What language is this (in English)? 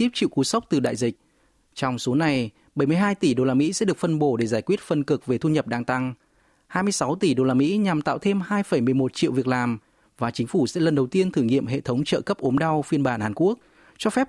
Vietnamese